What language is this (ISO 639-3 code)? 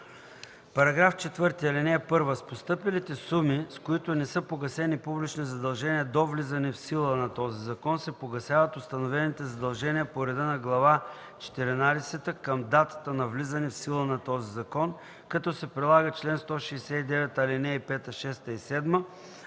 bul